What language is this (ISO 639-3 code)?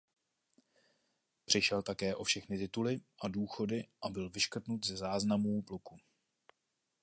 ces